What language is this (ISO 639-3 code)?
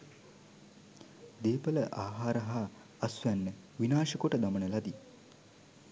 sin